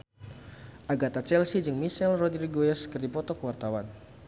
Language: Sundanese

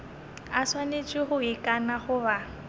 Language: Northern Sotho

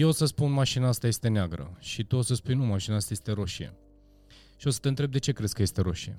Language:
Romanian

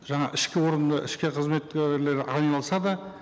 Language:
Kazakh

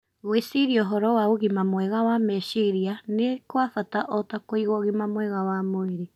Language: Kikuyu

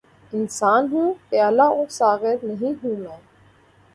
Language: Urdu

